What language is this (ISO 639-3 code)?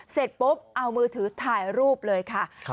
tha